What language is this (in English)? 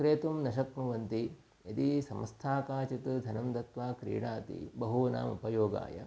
Sanskrit